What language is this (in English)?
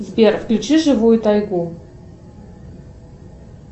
Russian